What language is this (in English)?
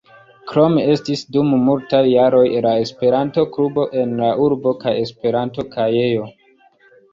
Esperanto